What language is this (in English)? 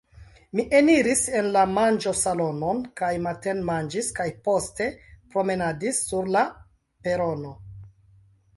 Esperanto